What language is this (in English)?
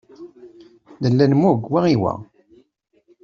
Kabyle